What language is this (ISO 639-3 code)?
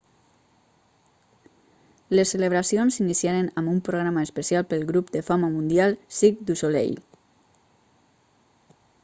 cat